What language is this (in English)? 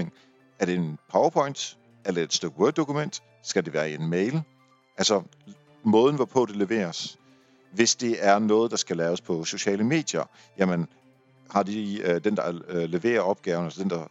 Danish